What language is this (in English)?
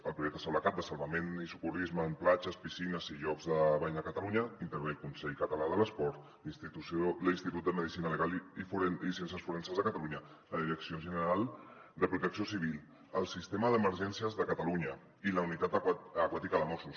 Catalan